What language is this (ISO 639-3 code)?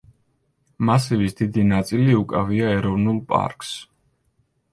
kat